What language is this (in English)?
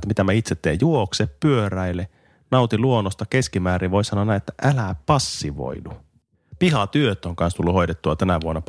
Finnish